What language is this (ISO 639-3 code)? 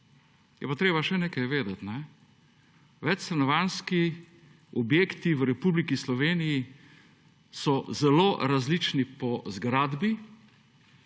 slv